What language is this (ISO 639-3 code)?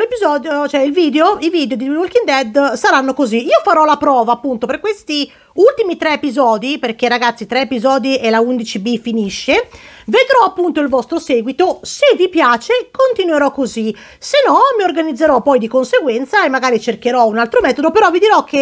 ita